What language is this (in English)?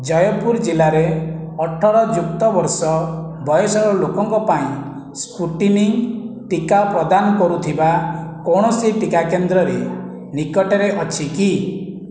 Odia